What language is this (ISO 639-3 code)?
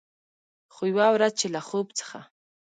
pus